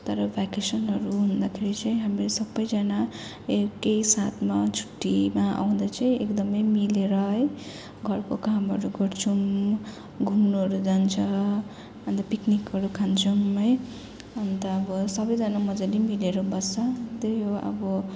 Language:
Nepali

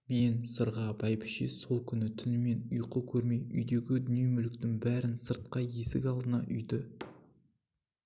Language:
Kazakh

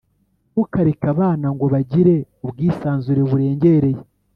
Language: Kinyarwanda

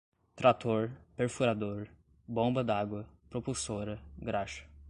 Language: Portuguese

